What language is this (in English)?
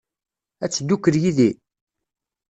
Kabyle